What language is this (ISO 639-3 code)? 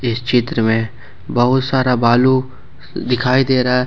hin